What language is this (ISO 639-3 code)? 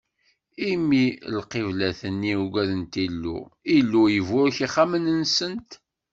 kab